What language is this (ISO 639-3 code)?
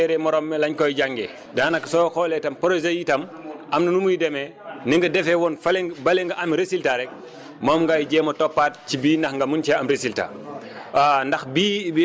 wol